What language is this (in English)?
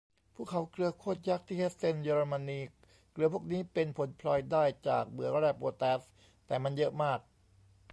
Thai